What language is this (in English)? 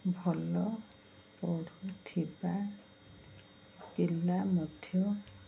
Odia